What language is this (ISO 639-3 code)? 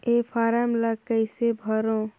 hne